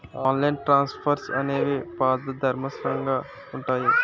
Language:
Telugu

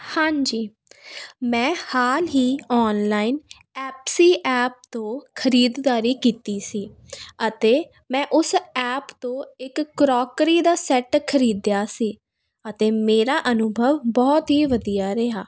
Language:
Punjabi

